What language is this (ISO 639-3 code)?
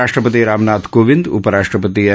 mar